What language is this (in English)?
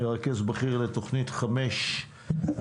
Hebrew